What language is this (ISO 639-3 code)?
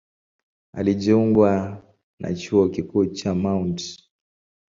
swa